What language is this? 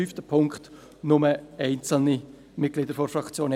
Swiss German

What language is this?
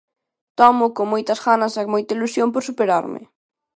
Galician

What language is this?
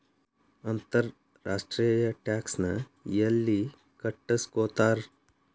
Kannada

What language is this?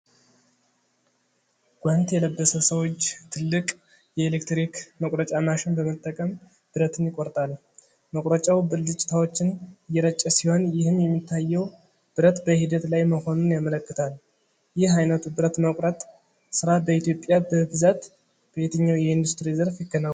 Amharic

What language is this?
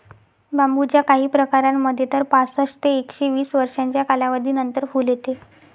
Marathi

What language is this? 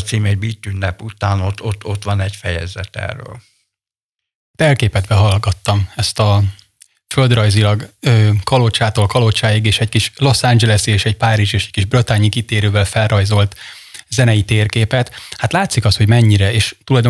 Hungarian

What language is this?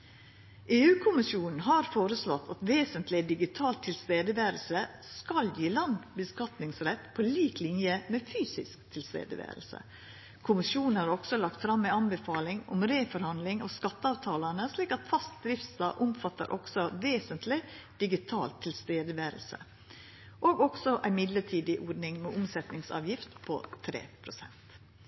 Norwegian Nynorsk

